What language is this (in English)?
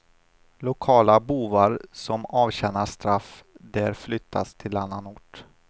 Swedish